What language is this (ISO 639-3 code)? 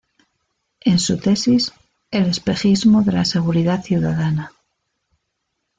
spa